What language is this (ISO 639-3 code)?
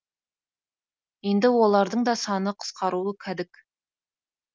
kaz